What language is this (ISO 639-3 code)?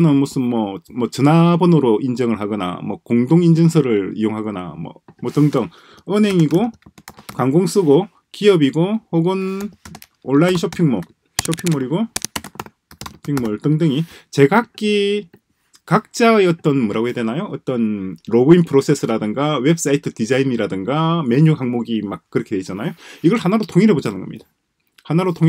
kor